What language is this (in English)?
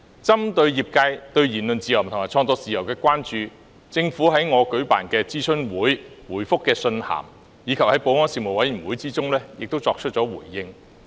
Cantonese